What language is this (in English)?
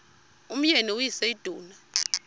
Xhosa